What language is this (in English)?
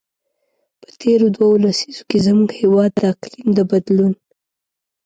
Pashto